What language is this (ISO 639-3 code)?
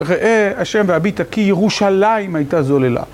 heb